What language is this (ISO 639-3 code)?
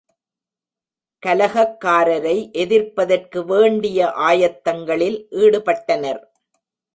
tam